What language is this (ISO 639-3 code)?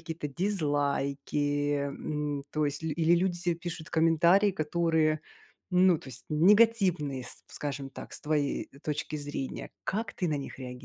rus